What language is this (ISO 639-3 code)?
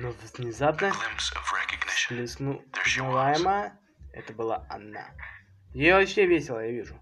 rus